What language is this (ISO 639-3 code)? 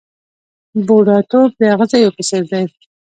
pus